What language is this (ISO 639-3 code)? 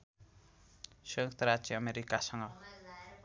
nep